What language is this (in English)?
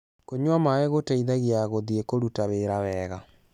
Kikuyu